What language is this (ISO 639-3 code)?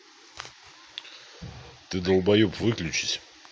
rus